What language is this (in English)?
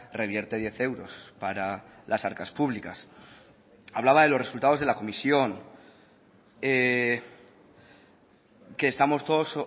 Spanish